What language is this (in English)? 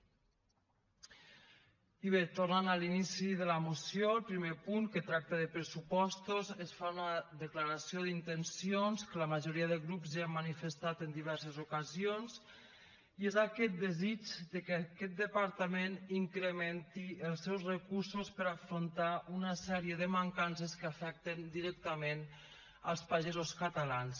Catalan